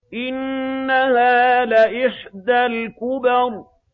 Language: Arabic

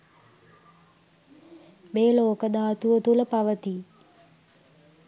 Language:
Sinhala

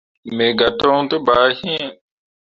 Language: Mundang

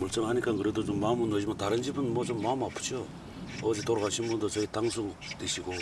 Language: Korean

